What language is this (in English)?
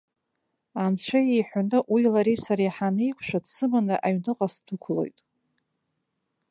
Abkhazian